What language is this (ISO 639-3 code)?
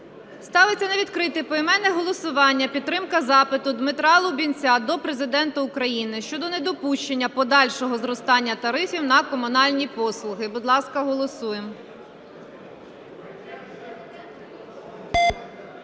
ukr